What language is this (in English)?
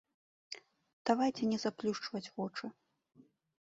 Belarusian